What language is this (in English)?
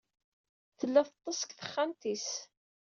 Kabyle